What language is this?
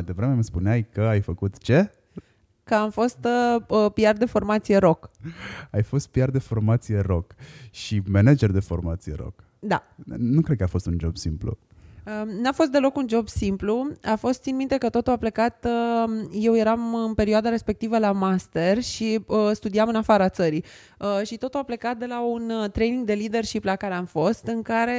Romanian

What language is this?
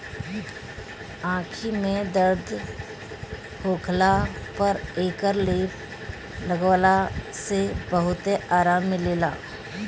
Bhojpuri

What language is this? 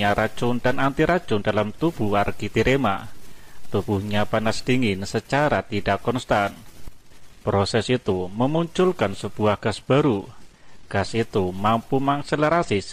Indonesian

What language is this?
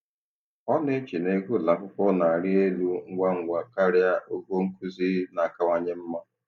Igbo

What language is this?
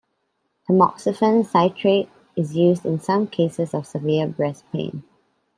English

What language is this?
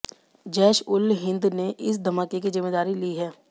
Hindi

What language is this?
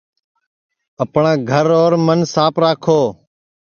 Sansi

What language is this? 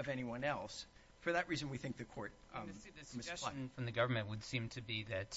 English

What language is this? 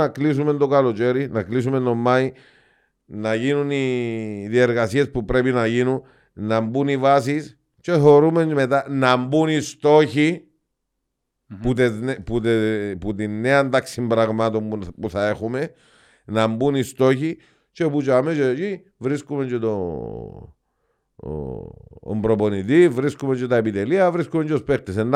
Greek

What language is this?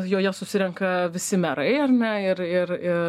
Lithuanian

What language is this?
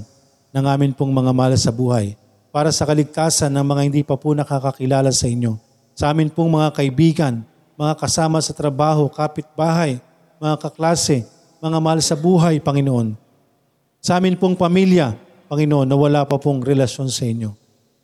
Filipino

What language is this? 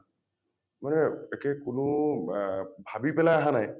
Assamese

